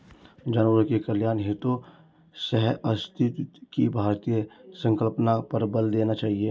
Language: Hindi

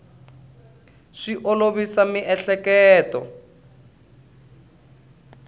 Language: Tsonga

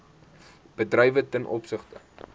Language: Afrikaans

